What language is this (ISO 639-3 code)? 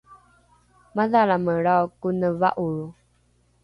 dru